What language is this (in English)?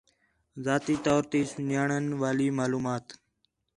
Khetrani